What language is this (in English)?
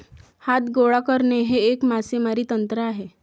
Marathi